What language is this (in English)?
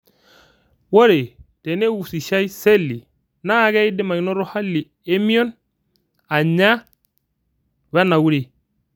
Masai